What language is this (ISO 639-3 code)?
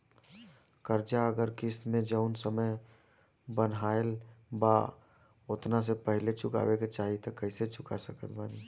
bho